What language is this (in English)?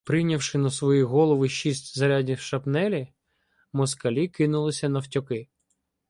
Ukrainian